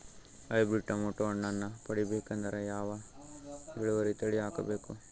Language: Kannada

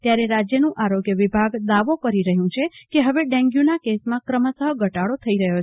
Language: Gujarati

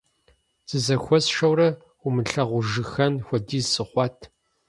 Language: Kabardian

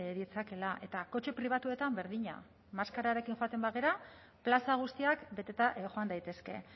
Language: Basque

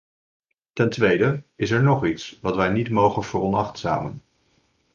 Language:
Dutch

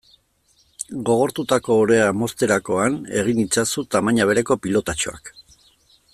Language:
Basque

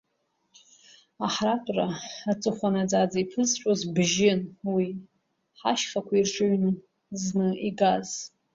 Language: Abkhazian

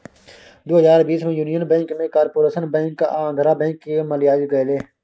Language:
Maithili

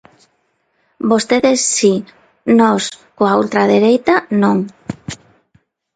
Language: Galician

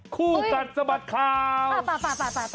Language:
Thai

